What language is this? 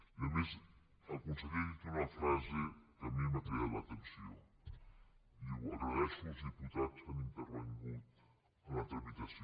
Catalan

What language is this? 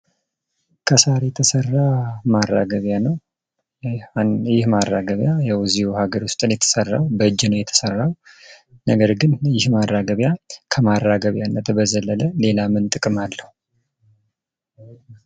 Amharic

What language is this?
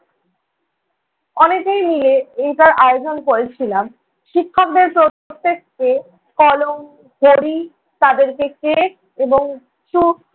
Bangla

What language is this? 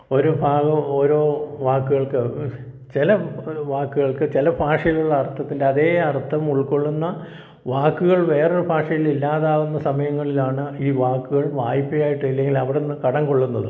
Malayalam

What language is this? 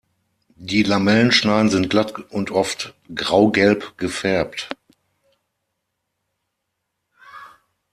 German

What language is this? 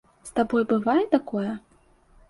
Belarusian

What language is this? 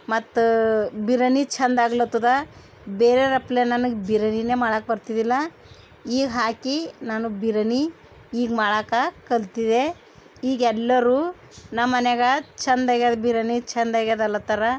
Kannada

